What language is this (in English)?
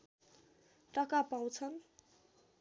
Nepali